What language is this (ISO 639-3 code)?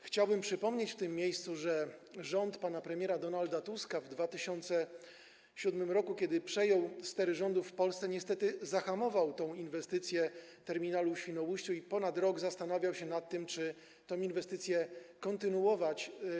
pol